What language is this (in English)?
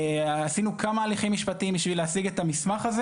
Hebrew